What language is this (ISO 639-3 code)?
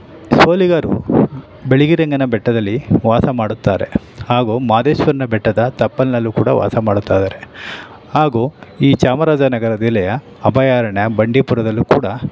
kan